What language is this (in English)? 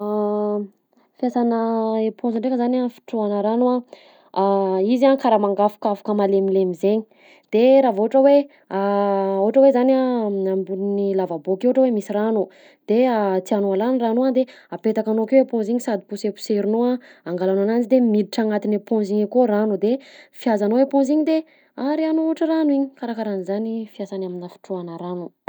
Southern Betsimisaraka Malagasy